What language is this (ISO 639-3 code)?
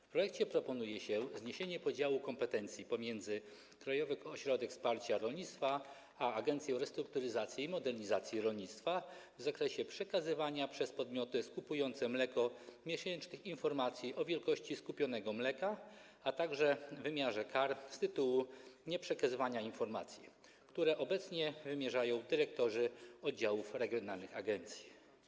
pol